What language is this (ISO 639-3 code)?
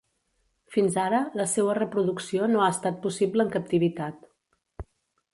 cat